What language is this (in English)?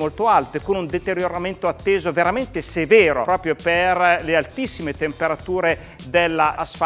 Italian